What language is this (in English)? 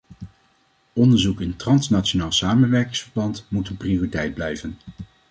Dutch